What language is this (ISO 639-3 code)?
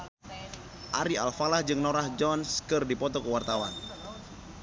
sun